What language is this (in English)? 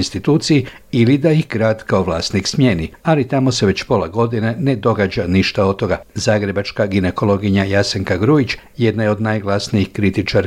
Croatian